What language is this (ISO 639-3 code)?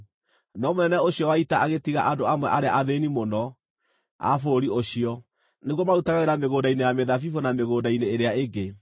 kik